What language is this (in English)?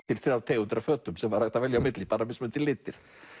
Icelandic